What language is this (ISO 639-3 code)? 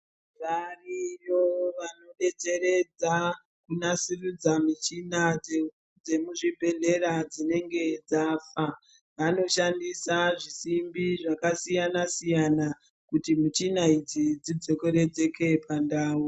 ndc